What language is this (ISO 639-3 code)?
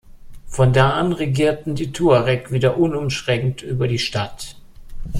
deu